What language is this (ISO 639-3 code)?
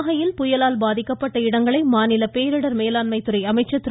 tam